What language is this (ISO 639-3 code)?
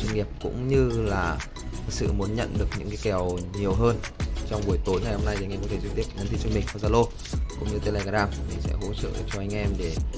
vie